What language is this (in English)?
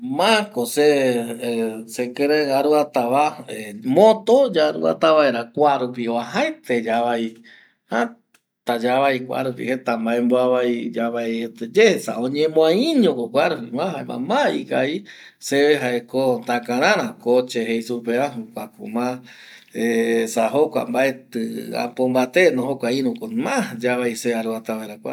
Eastern Bolivian Guaraní